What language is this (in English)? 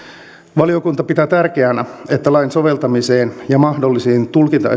Finnish